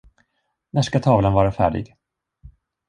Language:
Swedish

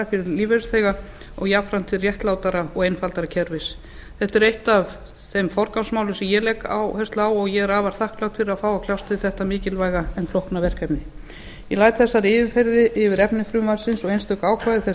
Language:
Icelandic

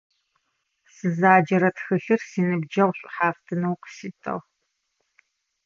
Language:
Adyghe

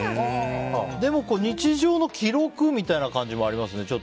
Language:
Japanese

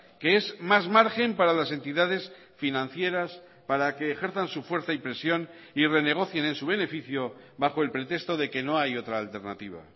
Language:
Spanish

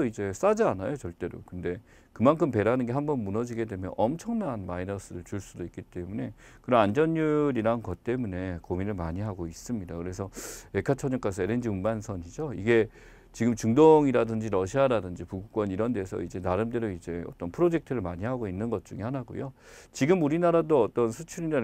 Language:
Korean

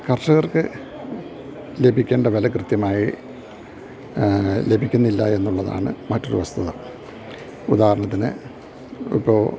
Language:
Malayalam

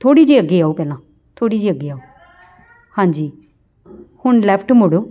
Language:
Punjabi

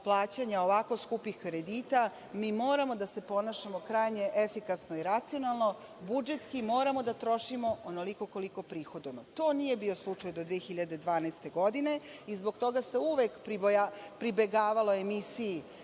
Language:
Serbian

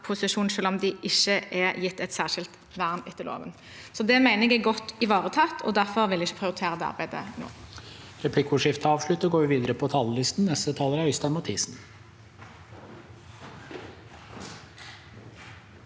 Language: Norwegian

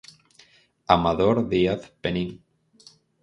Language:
Galician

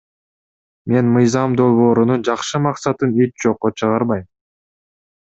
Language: Kyrgyz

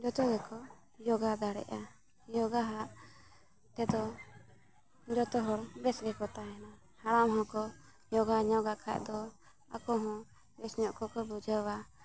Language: Santali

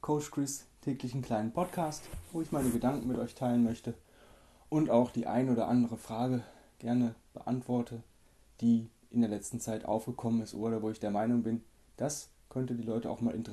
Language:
German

